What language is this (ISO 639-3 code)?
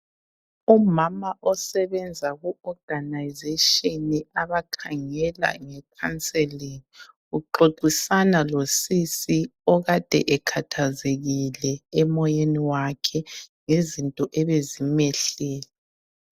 nde